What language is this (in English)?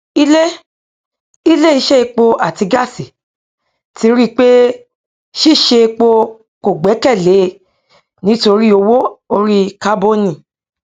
Yoruba